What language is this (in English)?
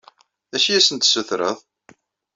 Kabyle